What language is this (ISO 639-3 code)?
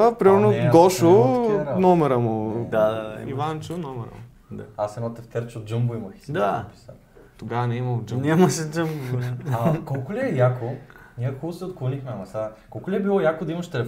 bul